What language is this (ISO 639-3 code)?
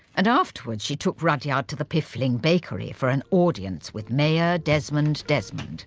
eng